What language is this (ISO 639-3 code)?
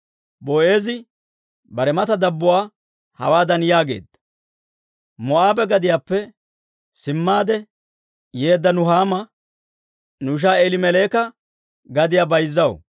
dwr